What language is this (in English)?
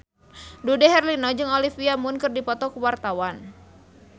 Sundanese